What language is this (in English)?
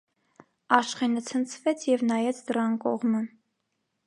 Armenian